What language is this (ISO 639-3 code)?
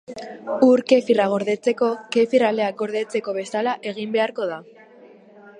eus